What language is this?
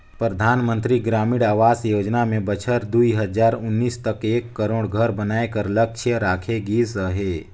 Chhattisgarhi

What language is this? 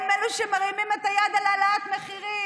Hebrew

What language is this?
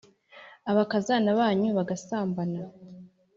Kinyarwanda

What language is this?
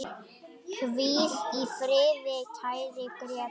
Icelandic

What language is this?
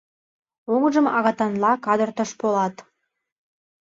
Mari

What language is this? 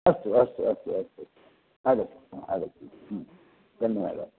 Sanskrit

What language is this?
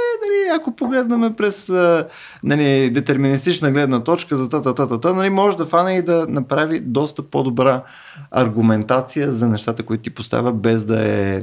Bulgarian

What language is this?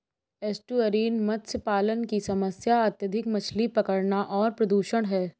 Hindi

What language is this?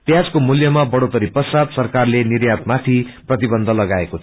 Nepali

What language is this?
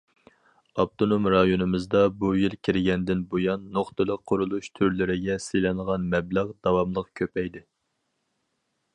Uyghur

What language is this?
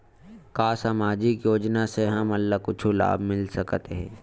Chhattisgarhi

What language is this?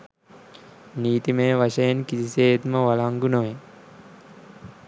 Sinhala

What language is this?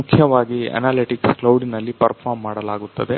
Kannada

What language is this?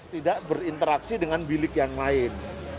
Indonesian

